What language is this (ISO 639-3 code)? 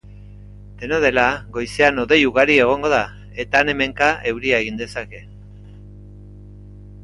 eus